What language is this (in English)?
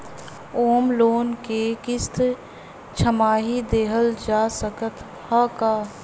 Bhojpuri